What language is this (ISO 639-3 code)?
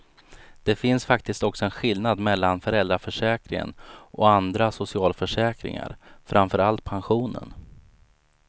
swe